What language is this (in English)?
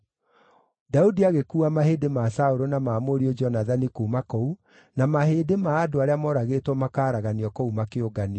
Kikuyu